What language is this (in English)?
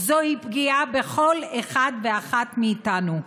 Hebrew